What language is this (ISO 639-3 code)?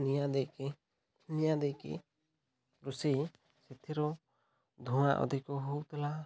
ori